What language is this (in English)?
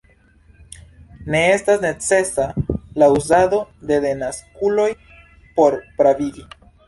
Esperanto